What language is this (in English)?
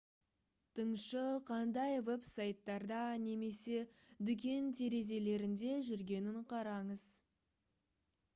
Kazakh